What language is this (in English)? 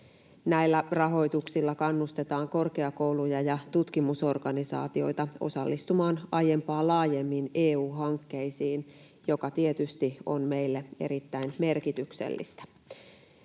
Finnish